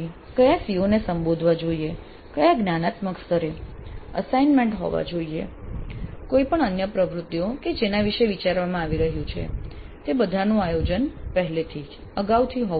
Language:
Gujarati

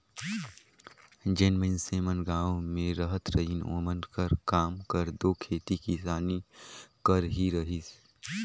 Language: Chhattisgarhi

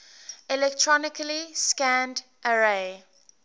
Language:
English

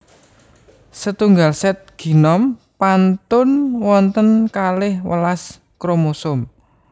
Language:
Javanese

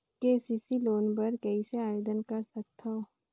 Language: Chhattisgarhi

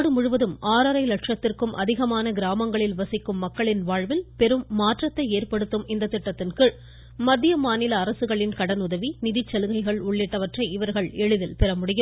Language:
Tamil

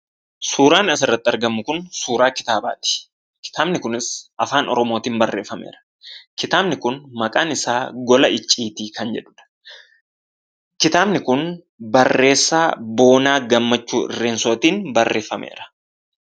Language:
Oromo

